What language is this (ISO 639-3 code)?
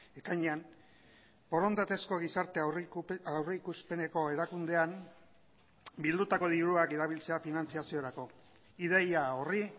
eus